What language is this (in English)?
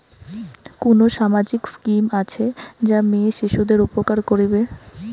Bangla